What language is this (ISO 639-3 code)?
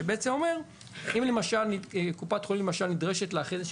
heb